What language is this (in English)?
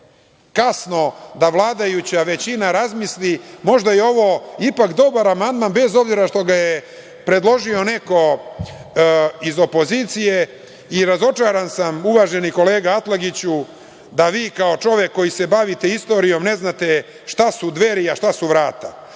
Serbian